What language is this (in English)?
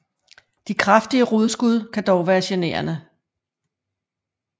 Danish